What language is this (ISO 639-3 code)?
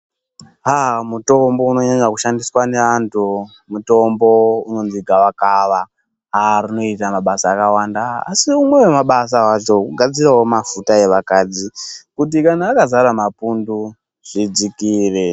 ndc